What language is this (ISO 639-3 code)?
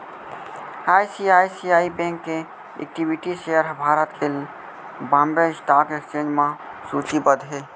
hne